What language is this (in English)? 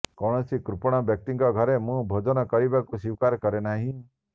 Odia